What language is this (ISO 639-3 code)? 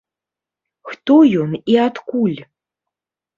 bel